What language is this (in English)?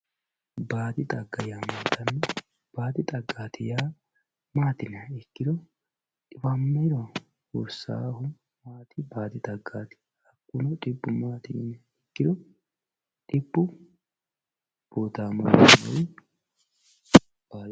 Sidamo